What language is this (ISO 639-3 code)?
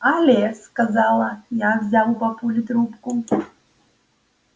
rus